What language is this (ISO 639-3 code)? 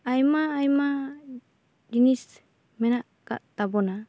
sat